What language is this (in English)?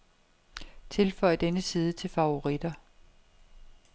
Danish